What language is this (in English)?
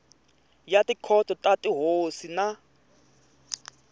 Tsonga